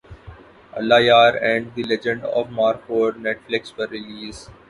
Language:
Urdu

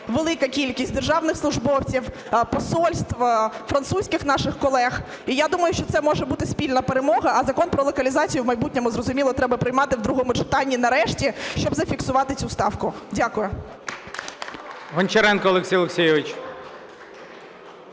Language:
Ukrainian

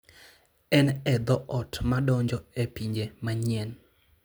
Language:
Luo (Kenya and Tanzania)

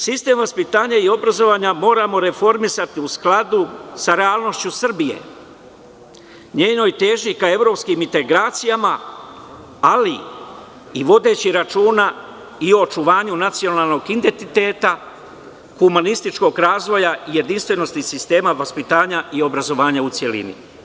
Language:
Serbian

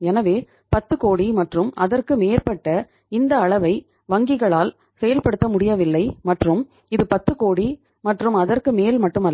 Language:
Tamil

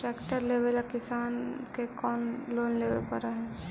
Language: Magahi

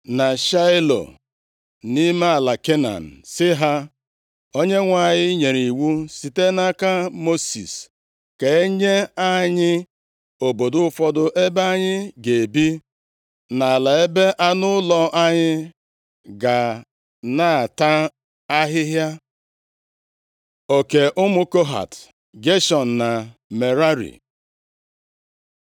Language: Igbo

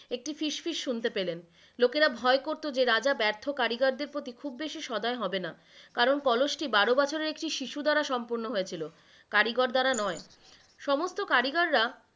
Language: Bangla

